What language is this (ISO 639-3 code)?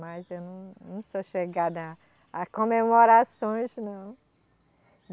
por